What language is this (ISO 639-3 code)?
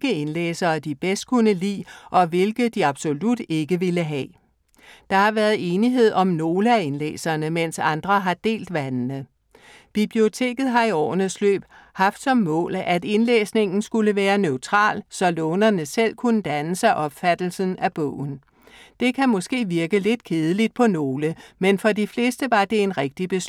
dan